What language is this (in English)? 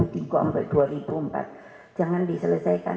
Indonesian